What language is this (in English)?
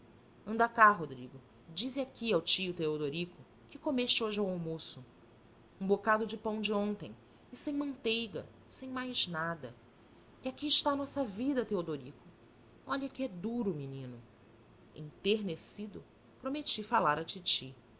Portuguese